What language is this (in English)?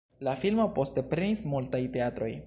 Esperanto